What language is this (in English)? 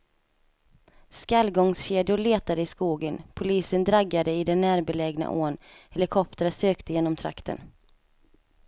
Swedish